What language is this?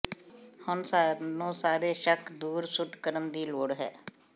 Punjabi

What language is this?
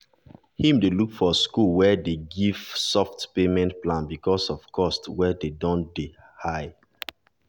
Nigerian Pidgin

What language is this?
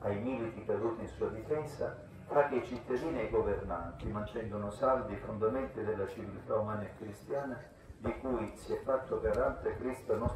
Italian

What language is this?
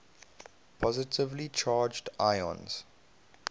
English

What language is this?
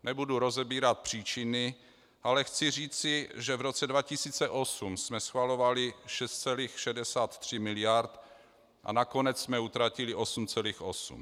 Czech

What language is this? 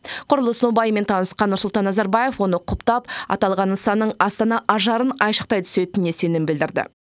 Kazakh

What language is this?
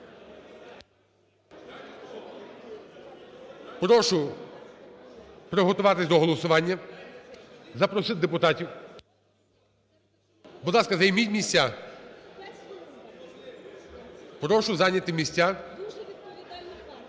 Ukrainian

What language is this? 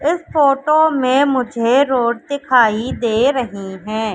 Hindi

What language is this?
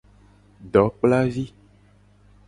Gen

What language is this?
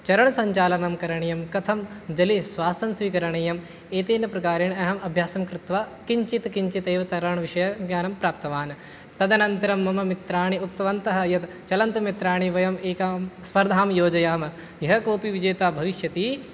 Sanskrit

